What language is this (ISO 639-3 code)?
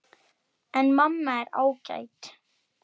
isl